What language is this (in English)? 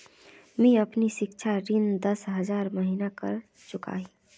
Magahi